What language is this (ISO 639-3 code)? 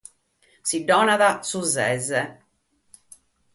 srd